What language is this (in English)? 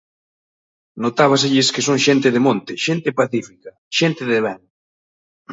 Galician